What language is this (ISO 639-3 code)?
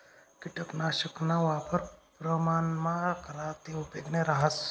mar